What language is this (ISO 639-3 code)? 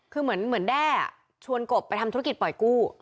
tha